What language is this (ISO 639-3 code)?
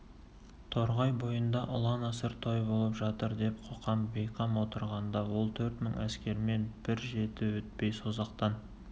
kaz